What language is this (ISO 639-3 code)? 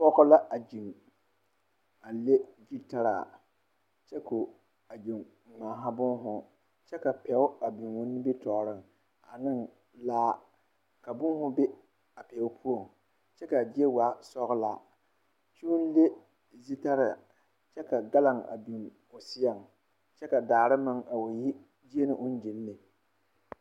dga